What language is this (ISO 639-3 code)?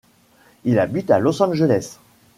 fra